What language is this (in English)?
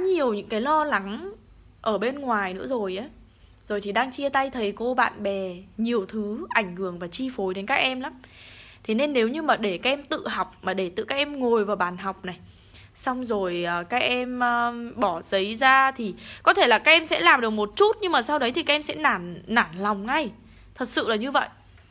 Vietnamese